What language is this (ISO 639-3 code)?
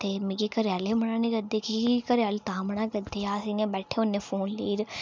doi